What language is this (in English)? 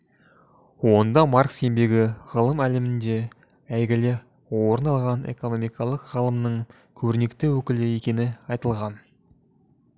Kazakh